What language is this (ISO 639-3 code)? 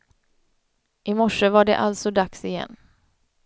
swe